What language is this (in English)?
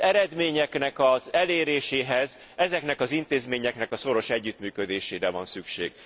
Hungarian